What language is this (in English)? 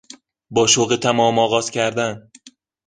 Persian